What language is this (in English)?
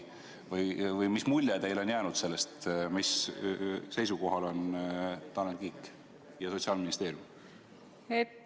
Estonian